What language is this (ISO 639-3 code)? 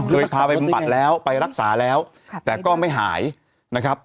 tha